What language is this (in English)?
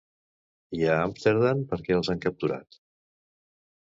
Catalan